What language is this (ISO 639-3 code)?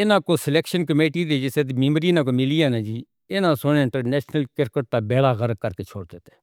hno